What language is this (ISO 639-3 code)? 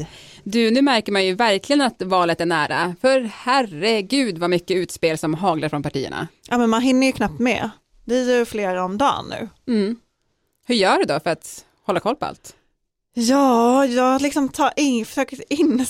swe